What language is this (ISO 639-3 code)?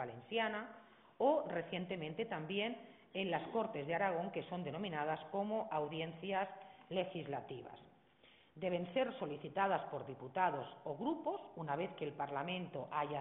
spa